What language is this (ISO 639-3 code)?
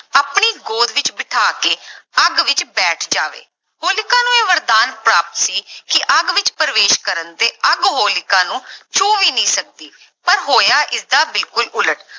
pan